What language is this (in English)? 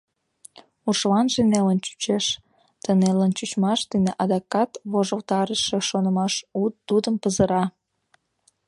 Mari